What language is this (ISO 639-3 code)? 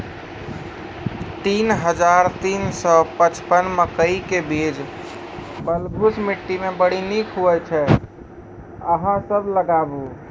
mai